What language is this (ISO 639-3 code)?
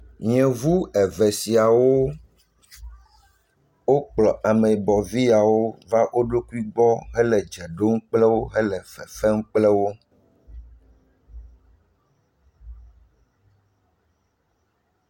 ewe